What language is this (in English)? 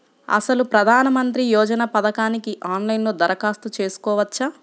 Telugu